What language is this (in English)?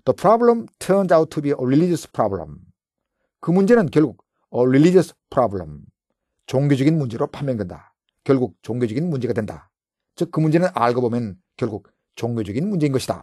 Korean